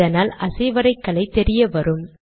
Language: Tamil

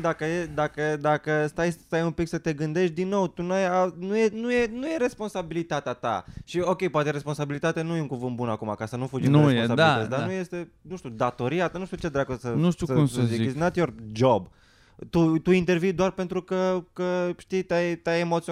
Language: Romanian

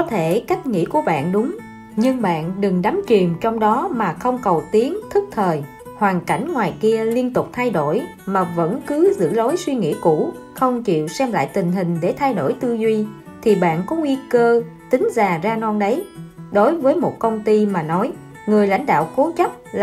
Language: Vietnamese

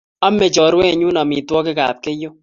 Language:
Kalenjin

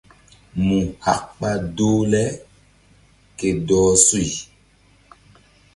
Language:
Mbum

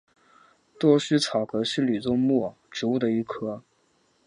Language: Chinese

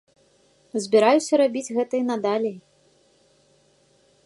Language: Belarusian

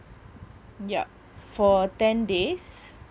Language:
English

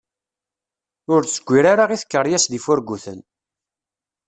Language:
Kabyle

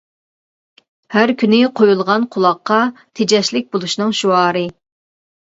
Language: Uyghur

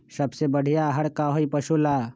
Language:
Magahi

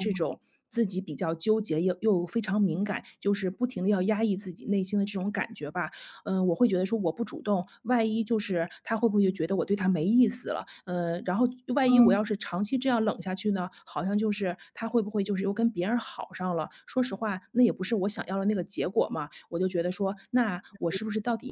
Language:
Chinese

